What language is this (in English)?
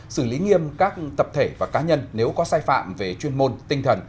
Vietnamese